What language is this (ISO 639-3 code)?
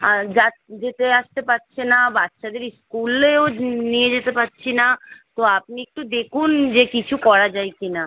ben